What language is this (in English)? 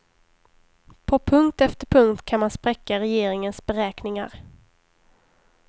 Swedish